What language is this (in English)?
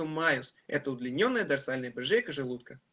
Russian